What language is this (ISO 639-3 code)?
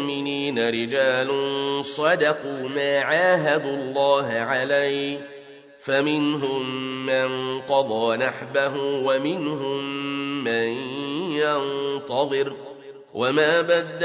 ara